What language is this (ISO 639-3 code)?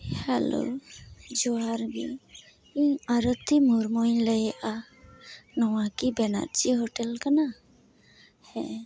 sat